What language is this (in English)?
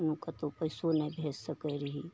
Maithili